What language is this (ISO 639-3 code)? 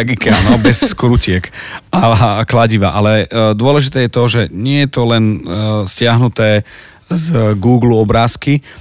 slk